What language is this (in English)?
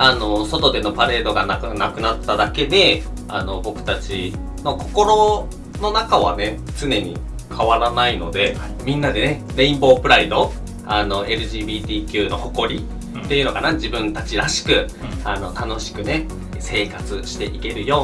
Japanese